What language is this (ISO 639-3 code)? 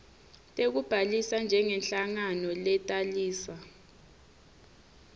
ssw